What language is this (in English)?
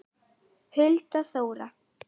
Icelandic